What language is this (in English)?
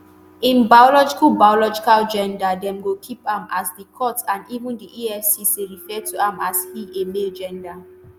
Nigerian Pidgin